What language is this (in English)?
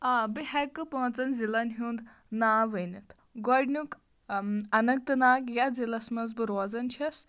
Kashmiri